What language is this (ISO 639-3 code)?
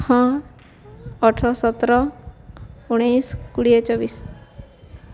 ori